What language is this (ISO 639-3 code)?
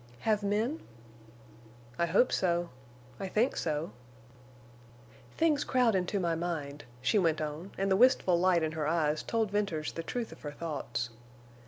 eng